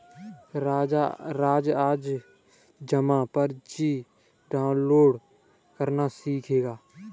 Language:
Hindi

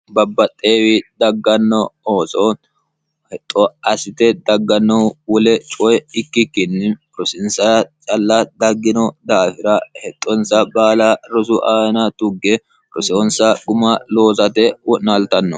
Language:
Sidamo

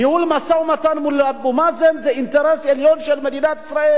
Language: Hebrew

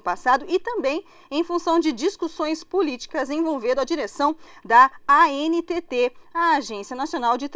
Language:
Portuguese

